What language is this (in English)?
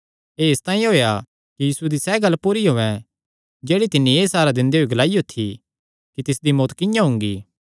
Kangri